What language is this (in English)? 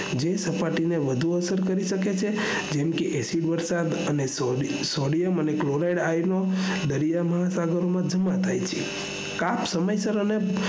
Gujarati